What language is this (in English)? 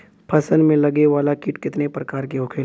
Bhojpuri